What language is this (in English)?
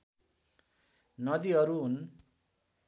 Nepali